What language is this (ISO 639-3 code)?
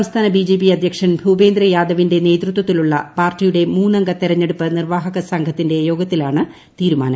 mal